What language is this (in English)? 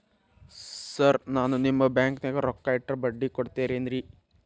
Kannada